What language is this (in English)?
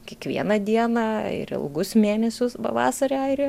Lithuanian